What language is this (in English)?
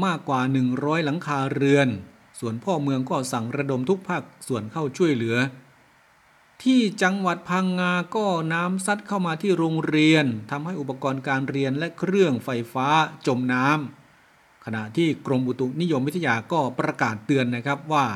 Thai